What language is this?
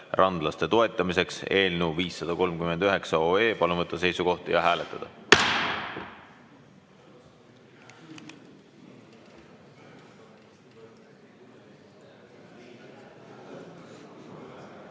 Estonian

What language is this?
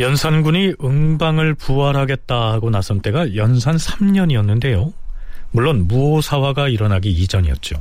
Korean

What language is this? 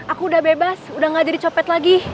Indonesian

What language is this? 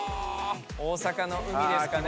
Japanese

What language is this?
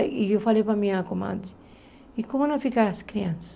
Portuguese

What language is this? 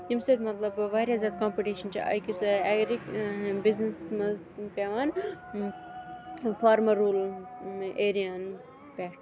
Kashmiri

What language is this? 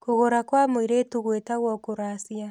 Kikuyu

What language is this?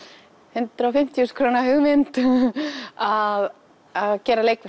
Icelandic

